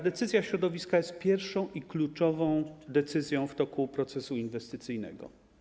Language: Polish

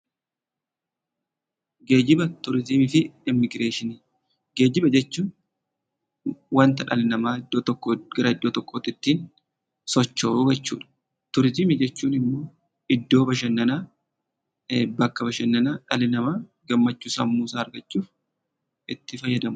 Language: Oromo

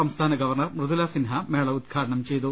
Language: Malayalam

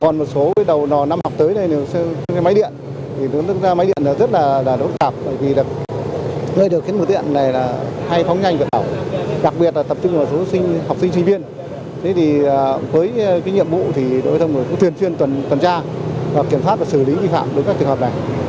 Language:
Vietnamese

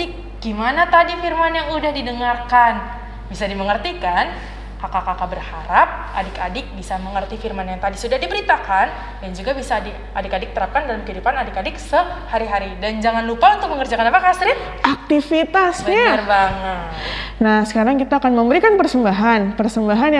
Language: Indonesian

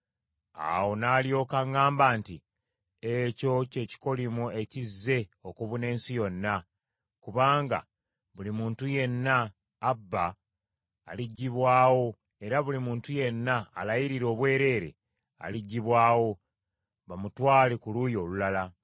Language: Ganda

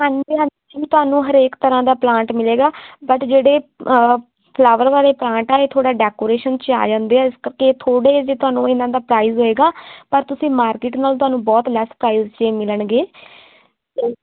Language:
Punjabi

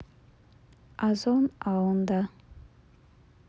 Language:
Russian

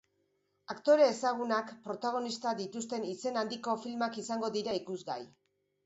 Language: Basque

